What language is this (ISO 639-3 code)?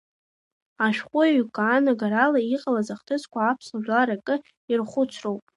abk